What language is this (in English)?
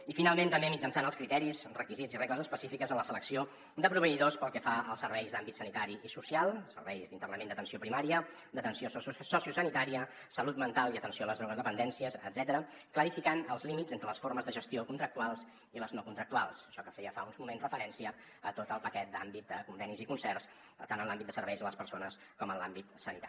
Catalan